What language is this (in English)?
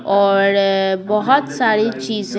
Hindi